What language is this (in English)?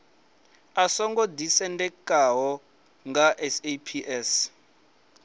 Venda